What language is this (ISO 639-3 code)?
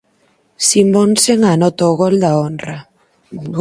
glg